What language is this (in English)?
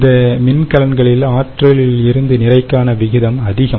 Tamil